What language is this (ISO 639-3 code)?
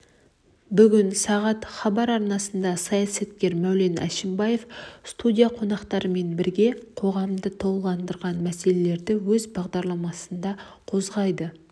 kaz